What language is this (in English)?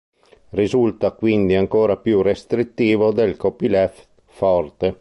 Italian